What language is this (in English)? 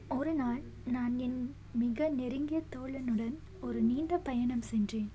Tamil